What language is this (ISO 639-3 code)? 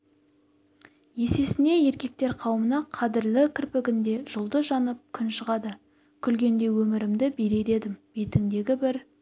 kaz